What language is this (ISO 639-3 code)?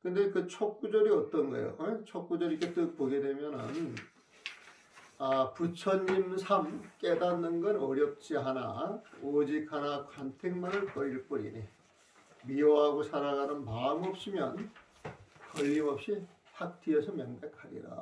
kor